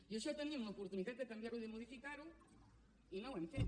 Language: Catalan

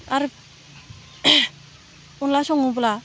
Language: Bodo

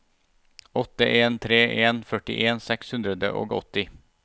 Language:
Norwegian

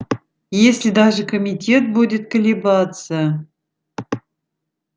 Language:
Russian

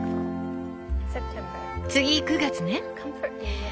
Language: Japanese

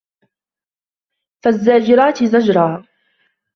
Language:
Arabic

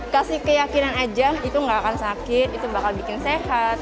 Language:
Indonesian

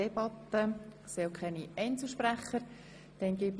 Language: Swiss German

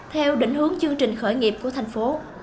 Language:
Vietnamese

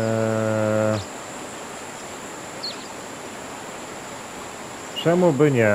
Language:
Polish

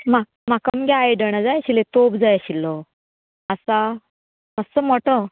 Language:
Konkani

